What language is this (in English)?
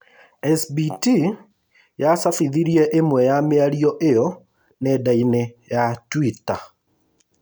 Kikuyu